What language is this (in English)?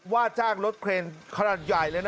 Thai